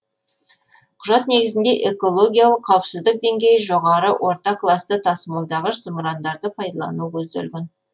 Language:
Kazakh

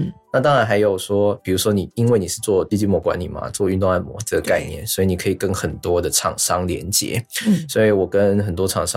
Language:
Chinese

